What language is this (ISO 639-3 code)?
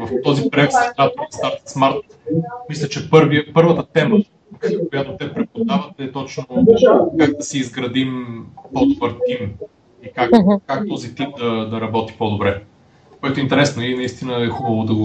bul